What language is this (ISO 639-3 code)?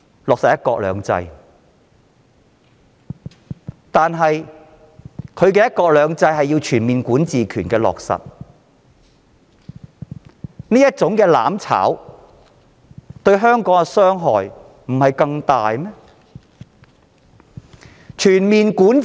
yue